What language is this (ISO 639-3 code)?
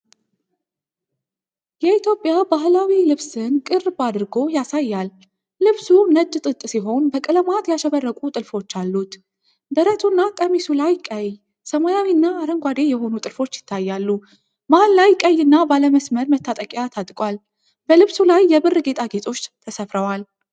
amh